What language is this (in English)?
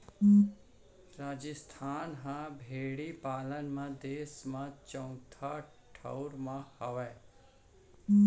Chhattisgarhi